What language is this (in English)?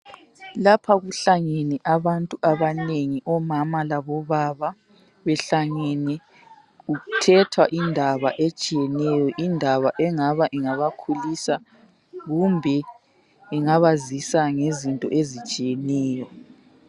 North Ndebele